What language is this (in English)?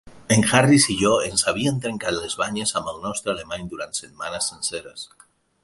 Catalan